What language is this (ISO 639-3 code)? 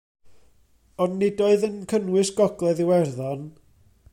cym